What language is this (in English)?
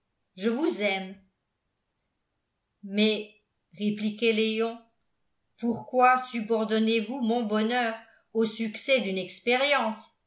French